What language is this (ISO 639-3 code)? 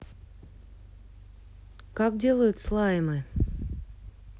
rus